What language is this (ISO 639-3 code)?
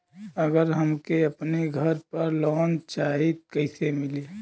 bho